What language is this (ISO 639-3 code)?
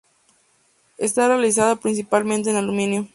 spa